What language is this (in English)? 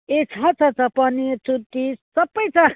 Nepali